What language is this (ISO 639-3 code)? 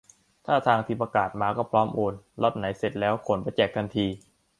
tha